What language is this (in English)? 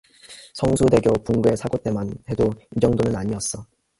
Korean